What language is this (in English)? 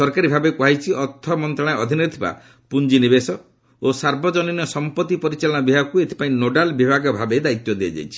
Odia